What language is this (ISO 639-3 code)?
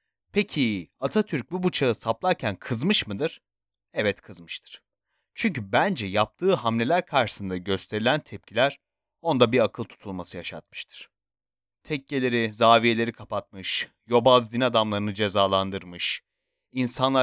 tur